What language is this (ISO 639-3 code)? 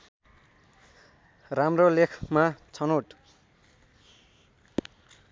nep